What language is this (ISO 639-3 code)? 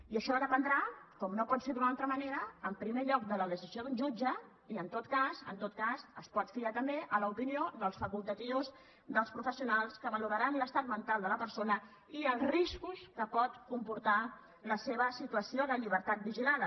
cat